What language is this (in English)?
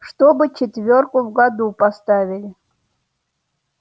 Russian